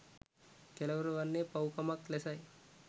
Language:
Sinhala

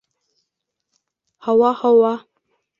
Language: Bashkir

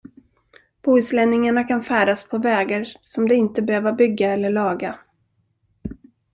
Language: Swedish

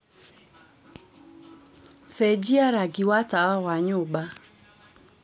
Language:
Kikuyu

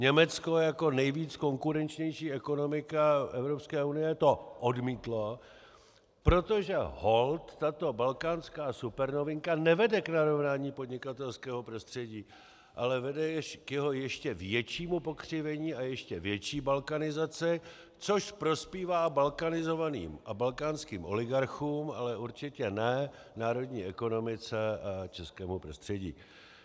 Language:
Czech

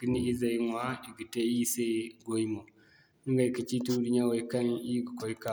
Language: Zarma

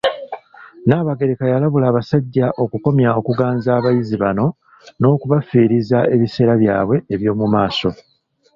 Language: Ganda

